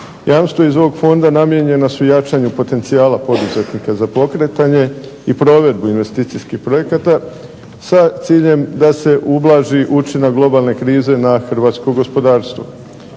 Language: Croatian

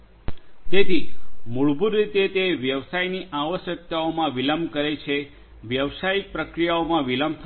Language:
Gujarati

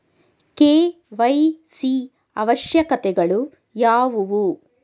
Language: Kannada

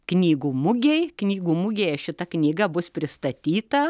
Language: Lithuanian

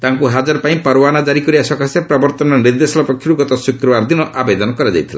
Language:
Odia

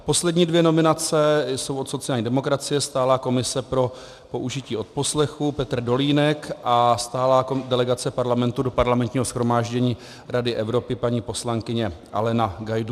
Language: Czech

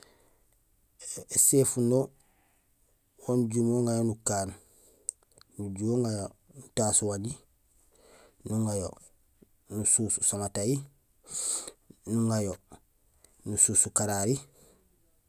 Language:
Gusilay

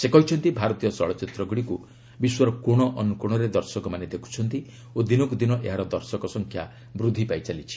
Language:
Odia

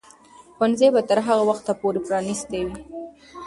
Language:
Pashto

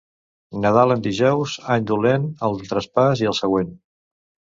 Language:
Catalan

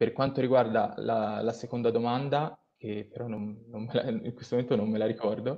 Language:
Italian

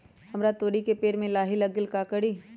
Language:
Magahi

